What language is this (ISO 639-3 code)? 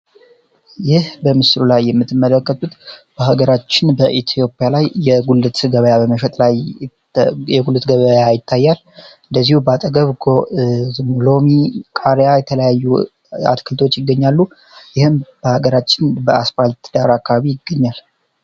amh